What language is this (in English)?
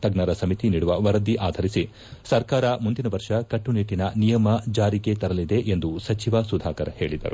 Kannada